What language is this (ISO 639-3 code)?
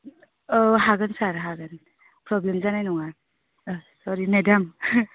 brx